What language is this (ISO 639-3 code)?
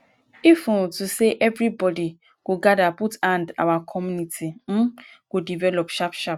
pcm